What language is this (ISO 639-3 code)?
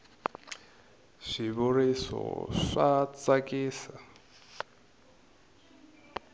tso